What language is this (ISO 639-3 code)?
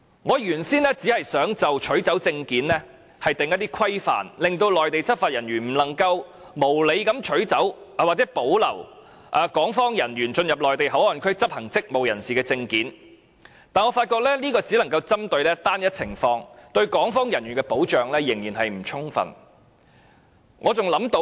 yue